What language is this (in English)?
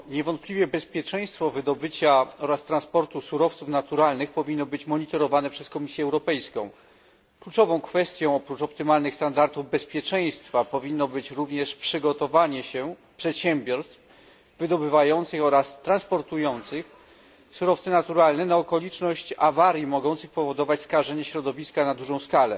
Polish